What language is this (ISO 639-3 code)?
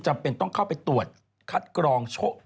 tha